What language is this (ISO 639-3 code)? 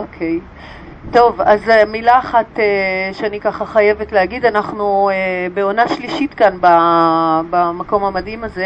heb